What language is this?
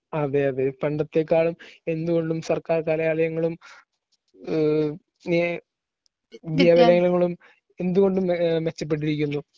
Malayalam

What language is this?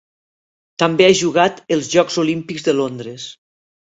Catalan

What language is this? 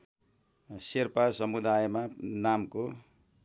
Nepali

